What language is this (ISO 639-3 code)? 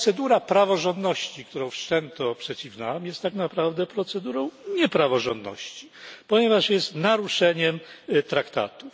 pol